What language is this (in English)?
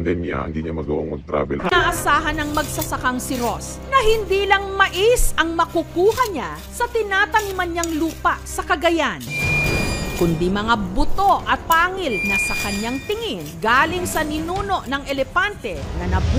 Filipino